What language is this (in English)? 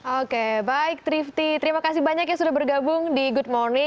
Indonesian